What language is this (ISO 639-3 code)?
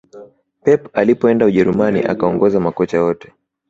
swa